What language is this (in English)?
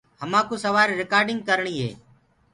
Gurgula